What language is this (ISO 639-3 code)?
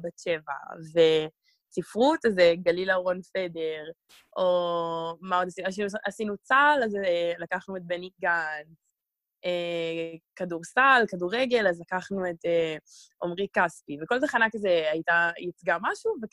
heb